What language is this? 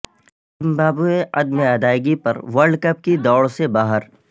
Urdu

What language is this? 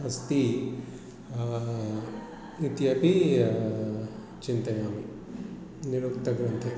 Sanskrit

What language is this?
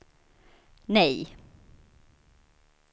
Swedish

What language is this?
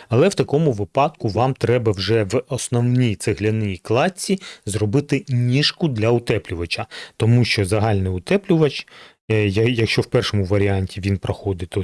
Ukrainian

